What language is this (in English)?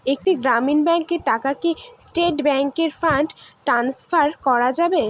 Bangla